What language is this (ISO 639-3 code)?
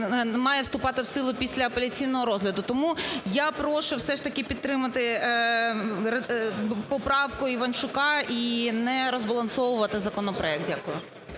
ukr